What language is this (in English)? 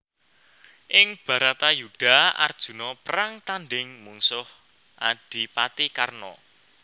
Javanese